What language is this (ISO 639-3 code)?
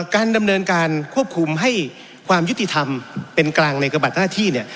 tha